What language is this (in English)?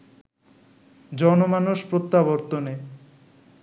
Bangla